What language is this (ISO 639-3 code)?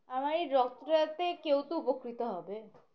ben